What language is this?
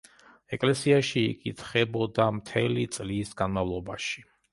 Georgian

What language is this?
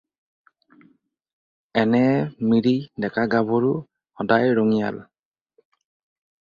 Assamese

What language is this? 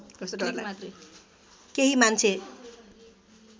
Nepali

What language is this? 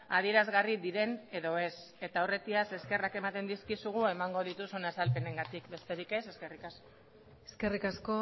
Basque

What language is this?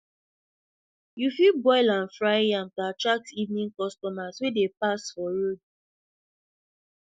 Nigerian Pidgin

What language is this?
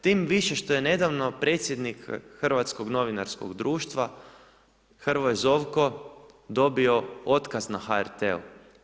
Croatian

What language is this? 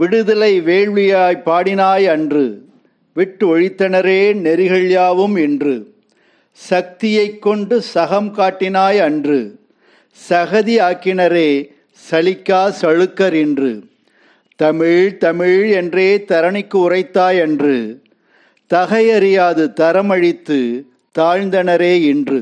Tamil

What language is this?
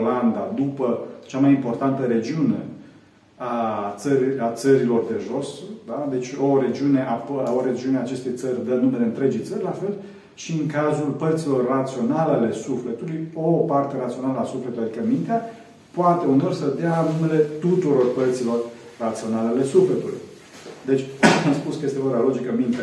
Romanian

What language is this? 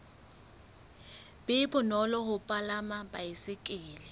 Southern Sotho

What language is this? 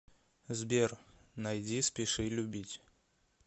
Russian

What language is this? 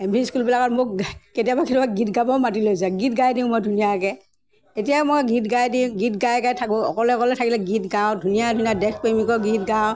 Assamese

